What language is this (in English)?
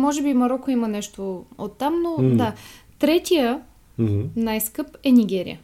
Bulgarian